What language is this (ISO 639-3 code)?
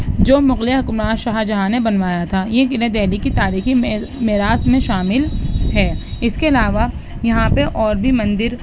urd